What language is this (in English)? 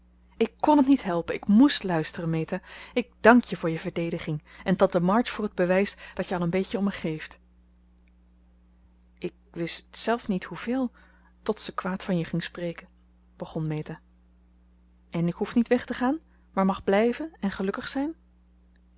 Dutch